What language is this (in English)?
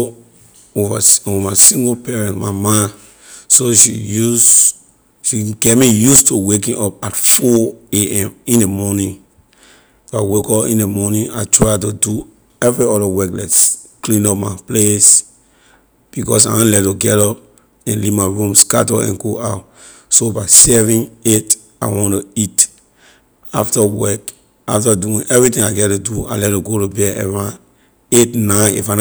Liberian English